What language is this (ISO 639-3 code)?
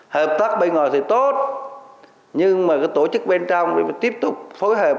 vie